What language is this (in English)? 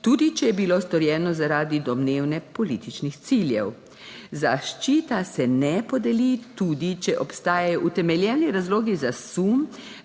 Slovenian